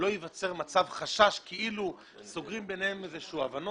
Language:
Hebrew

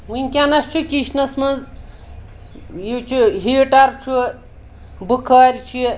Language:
Kashmiri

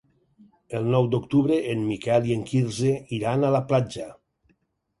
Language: Catalan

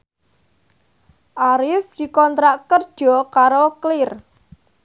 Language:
Javanese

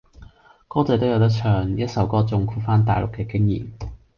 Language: Cantonese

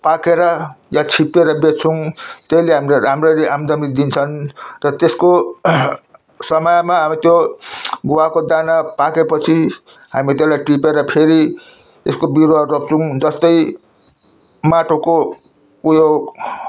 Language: Nepali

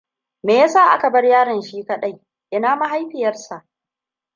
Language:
Hausa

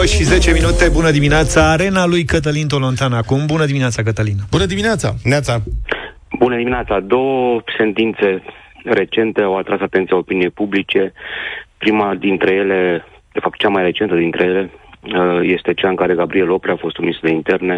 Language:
Romanian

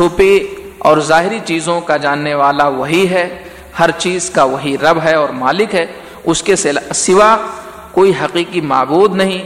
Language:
Urdu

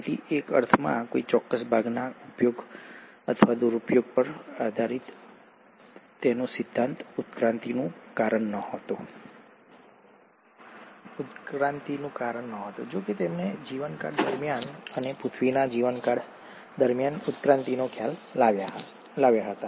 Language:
Gujarati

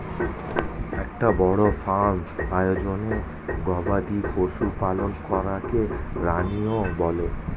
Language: Bangla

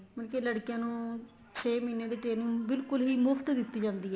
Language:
Punjabi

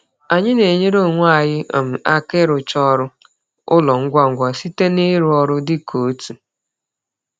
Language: Igbo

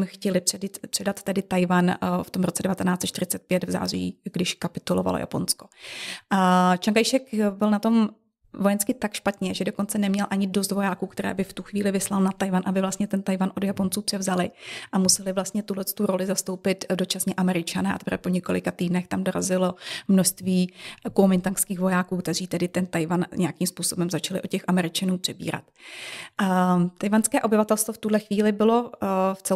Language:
Czech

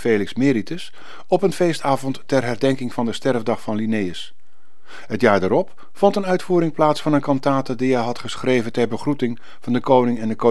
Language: Dutch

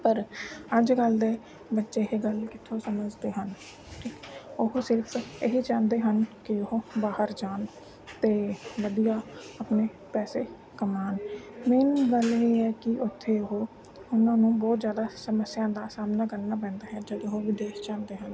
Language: Punjabi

